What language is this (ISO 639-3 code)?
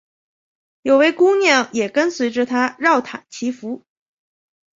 zho